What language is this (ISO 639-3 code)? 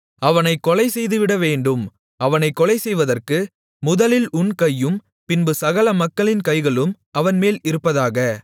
tam